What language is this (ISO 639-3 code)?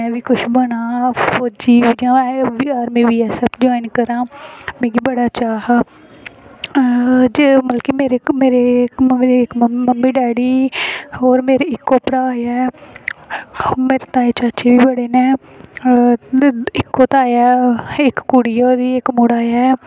doi